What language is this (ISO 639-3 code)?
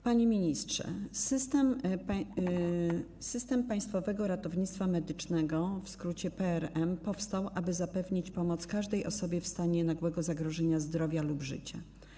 pol